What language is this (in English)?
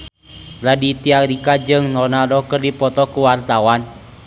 Sundanese